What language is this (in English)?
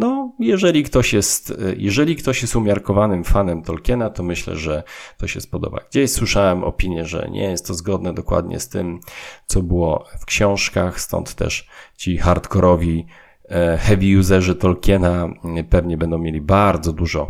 Polish